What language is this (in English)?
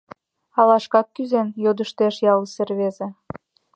Mari